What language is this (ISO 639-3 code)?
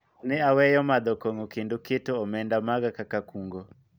luo